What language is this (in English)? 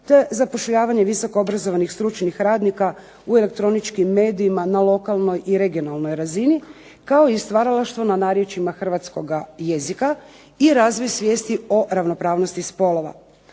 Croatian